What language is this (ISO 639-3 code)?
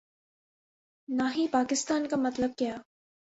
urd